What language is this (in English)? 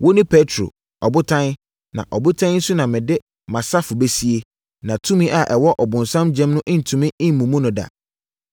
Akan